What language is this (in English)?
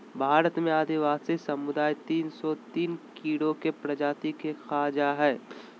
Magahi